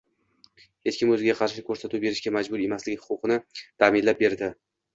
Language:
Uzbek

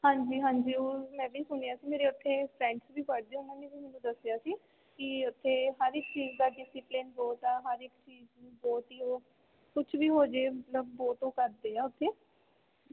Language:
Punjabi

